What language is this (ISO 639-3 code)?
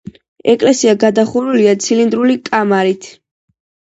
kat